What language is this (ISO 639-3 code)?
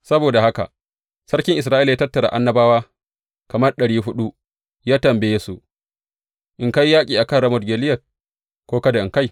hau